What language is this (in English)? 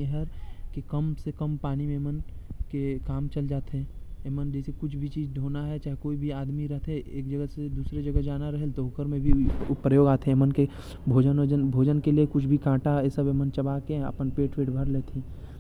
Korwa